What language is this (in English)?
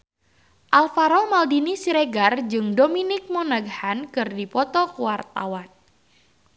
Sundanese